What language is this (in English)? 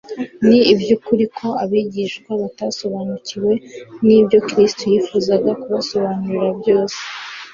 Kinyarwanda